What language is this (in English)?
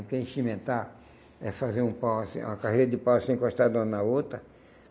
Portuguese